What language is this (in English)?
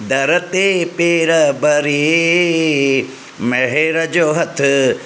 Sindhi